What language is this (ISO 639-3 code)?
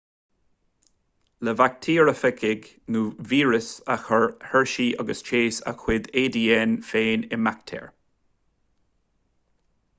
gle